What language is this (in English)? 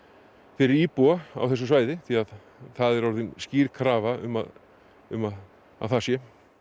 Icelandic